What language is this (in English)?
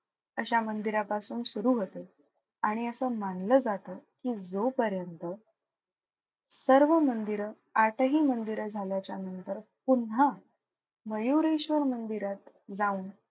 Marathi